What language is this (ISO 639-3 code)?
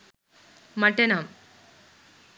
sin